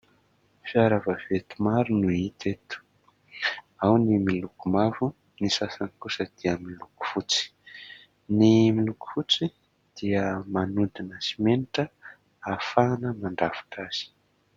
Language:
Malagasy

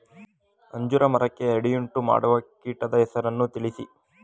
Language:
Kannada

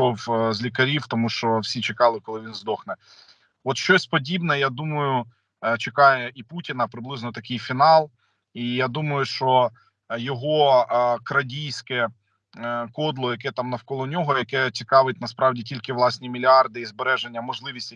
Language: Ukrainian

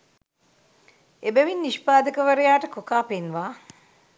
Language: Sinhala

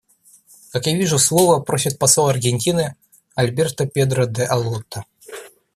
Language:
Russian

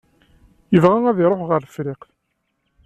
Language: Kabyle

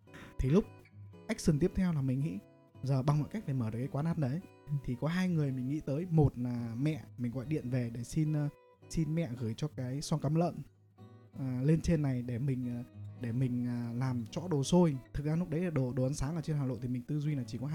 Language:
Vietnamese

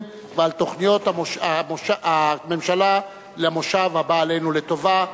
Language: Hebrew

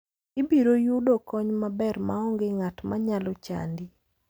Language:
Luo (Kenya and Tanzania)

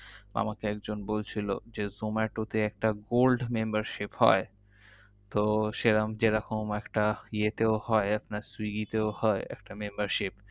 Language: Bangla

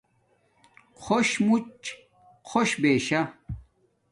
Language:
Domaaki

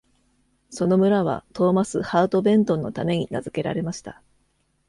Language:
Japanese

